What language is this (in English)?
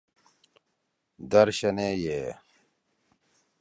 Torwali